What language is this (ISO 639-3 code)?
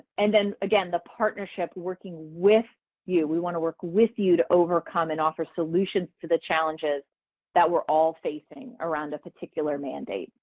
eng